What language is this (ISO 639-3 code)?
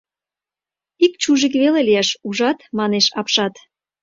chm